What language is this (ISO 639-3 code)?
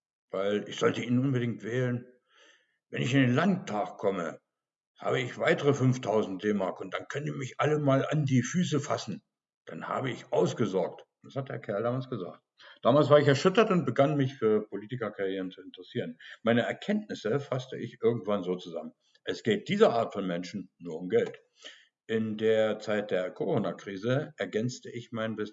deu